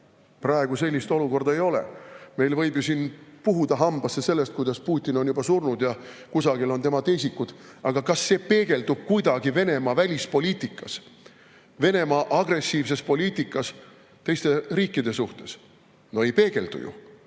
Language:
Estonian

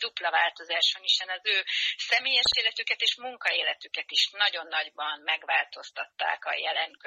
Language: Hungarian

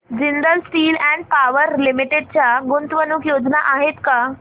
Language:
Marathi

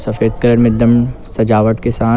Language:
Chhattisgarhi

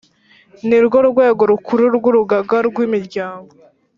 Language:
Kinyarwanda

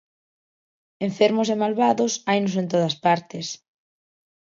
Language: Galician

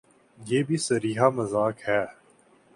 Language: Urdu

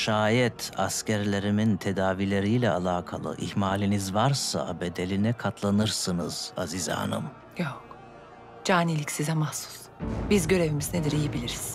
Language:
Turkish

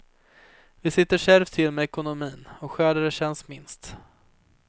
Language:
Swedish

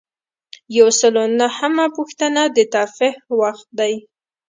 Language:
Pashto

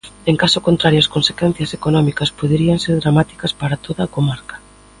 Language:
Galician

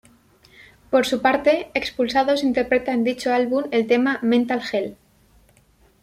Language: Spanish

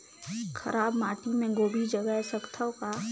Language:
Chhattisgarhi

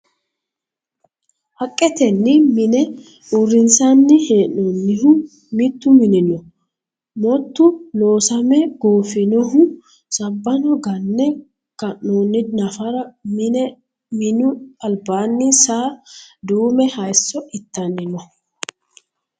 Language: Sidamo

